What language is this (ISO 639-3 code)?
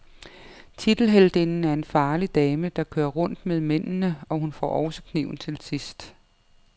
dan